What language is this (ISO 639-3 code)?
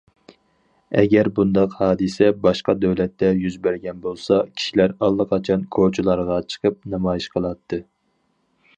uig